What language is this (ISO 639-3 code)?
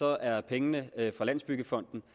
dan